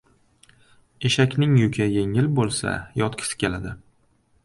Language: Uzbek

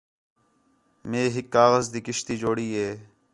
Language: Khetrani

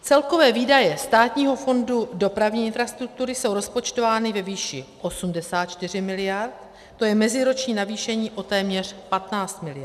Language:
Czech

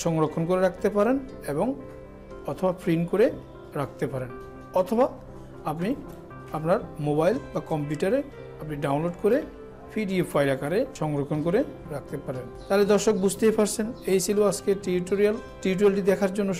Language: Turkish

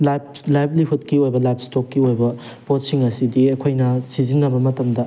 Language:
Manipuri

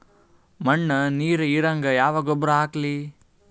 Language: Kannada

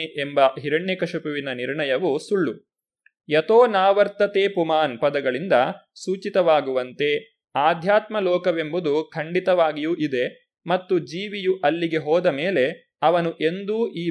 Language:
Kannada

